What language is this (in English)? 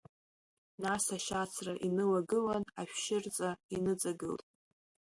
Abkhazian